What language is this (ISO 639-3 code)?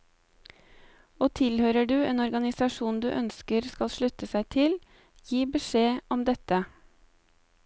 nor